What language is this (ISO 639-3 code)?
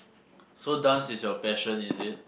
eng